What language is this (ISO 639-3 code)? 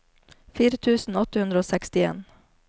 nor